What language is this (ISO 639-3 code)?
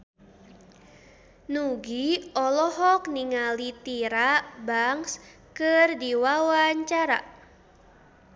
sun